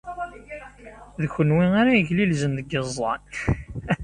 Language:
Kabyle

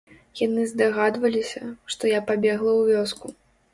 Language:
Belarusian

